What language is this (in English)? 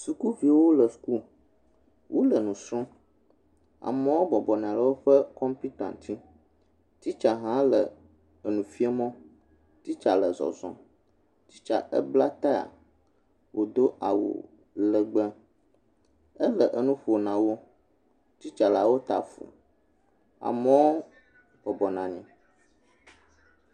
Ewe